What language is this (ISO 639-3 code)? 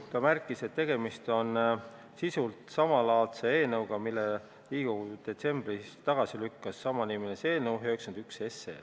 est